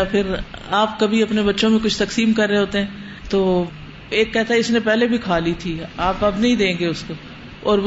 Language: Urdu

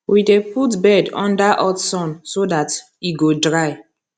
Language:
Nigerian Pidgin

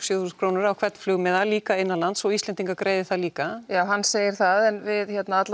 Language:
Icelandic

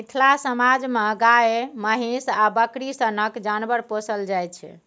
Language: Maithili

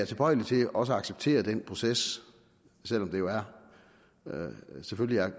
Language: Danish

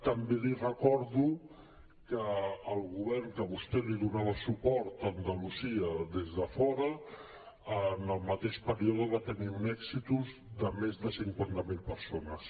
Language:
Catalan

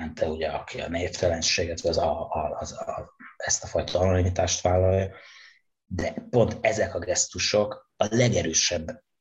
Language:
Hungarian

